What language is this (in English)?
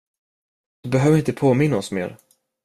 Swedish